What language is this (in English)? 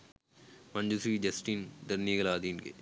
Sinhala